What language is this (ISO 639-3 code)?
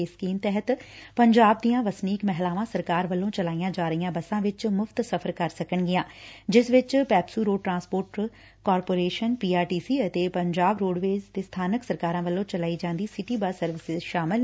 pan